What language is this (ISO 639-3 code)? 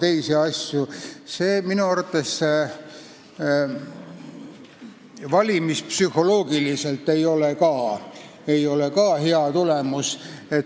est